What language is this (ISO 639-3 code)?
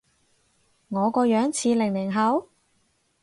yue